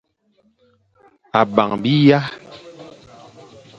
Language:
Fang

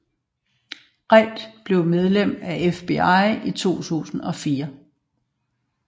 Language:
Danish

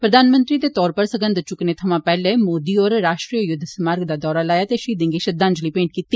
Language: Dogri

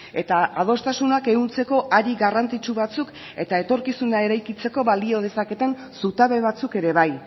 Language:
Basque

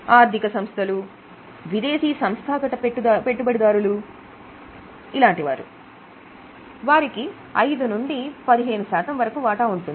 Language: Telugu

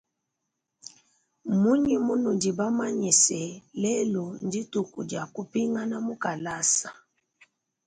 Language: Luba-Lulua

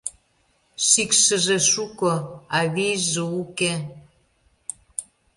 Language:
Mari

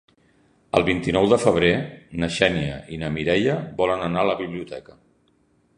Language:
Catalan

